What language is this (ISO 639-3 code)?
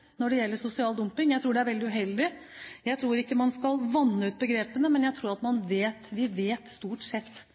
nob